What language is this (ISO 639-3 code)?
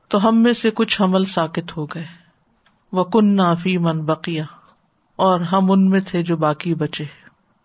urd